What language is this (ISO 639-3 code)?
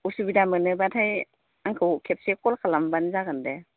brx